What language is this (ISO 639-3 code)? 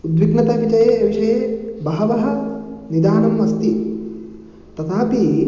san